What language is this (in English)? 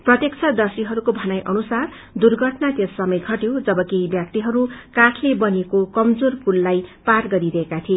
Nepali